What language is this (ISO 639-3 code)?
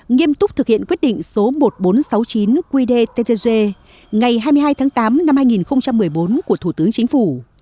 vie